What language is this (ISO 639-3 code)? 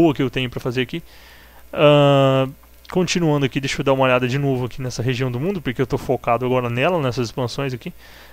por